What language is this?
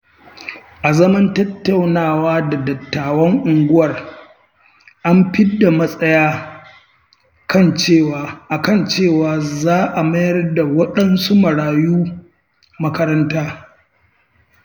Hausa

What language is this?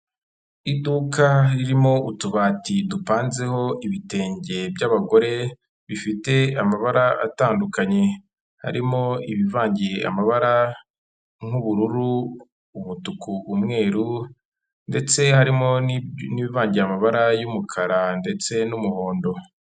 Kinyarwanda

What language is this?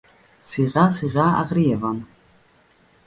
Greek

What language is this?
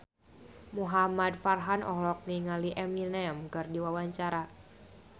Sundanese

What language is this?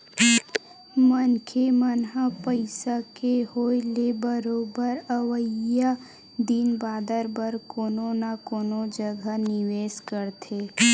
Chhattisgarhi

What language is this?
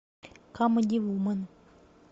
Russian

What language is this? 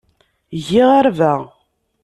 Kabyle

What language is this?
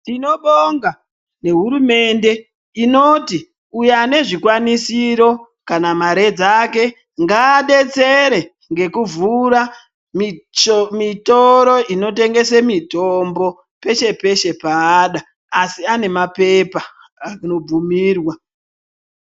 Ndau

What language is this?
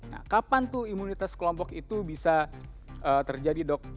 Indonesian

